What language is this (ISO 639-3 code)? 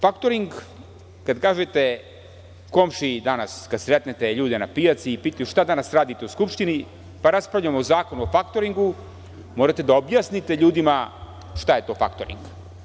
srp